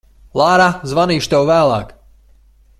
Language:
Latvian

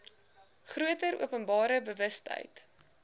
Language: Afrikaans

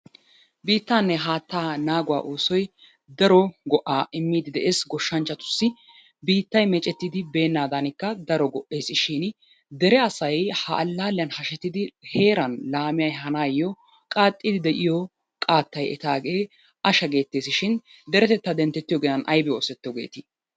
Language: Wolaytta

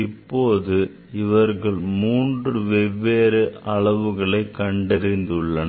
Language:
Tamil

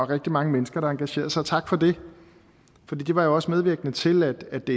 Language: Danish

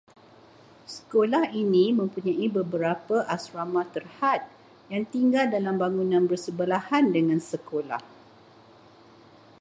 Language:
Malay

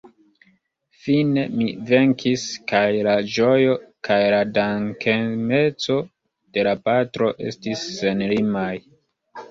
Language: Esperanto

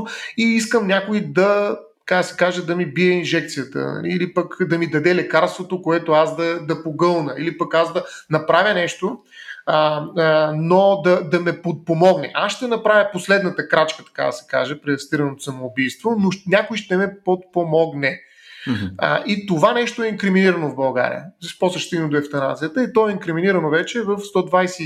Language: Bulgarian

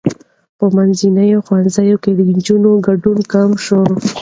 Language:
Pashto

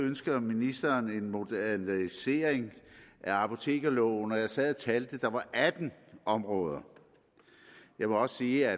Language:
Danish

